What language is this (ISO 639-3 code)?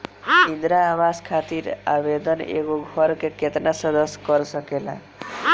bho